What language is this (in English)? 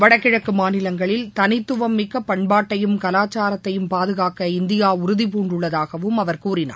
Tamil